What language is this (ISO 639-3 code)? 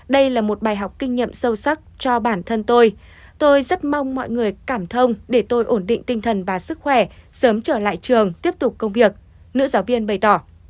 vie